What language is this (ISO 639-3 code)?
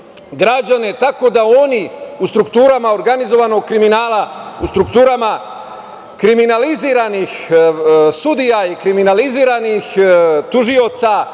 srp